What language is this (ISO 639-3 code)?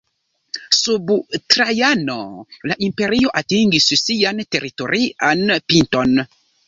epo